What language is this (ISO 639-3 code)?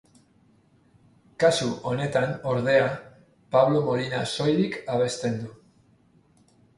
eus